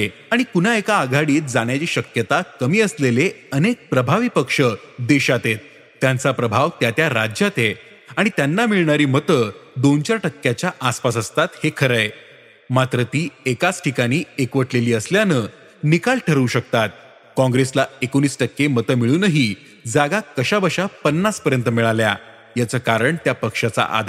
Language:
Marathi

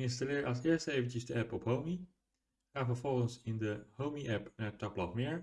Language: Dutch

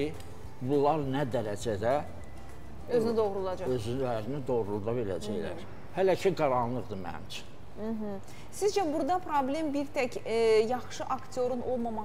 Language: Turkish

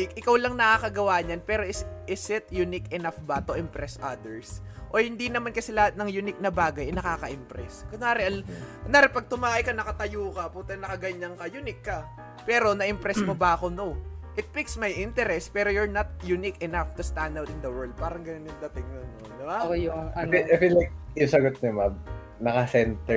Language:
Filipino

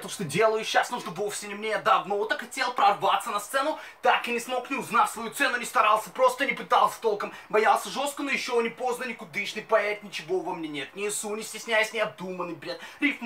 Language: Russian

